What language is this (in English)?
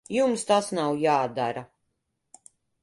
Latvian